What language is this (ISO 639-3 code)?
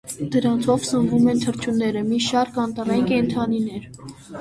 hye